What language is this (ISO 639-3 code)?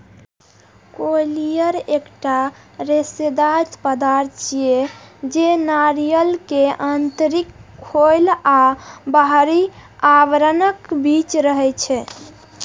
mai